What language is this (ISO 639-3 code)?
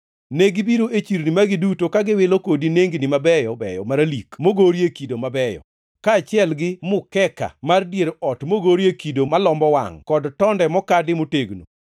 luo